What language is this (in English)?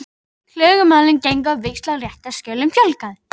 Icelandic